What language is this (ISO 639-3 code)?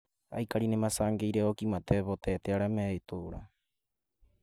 kik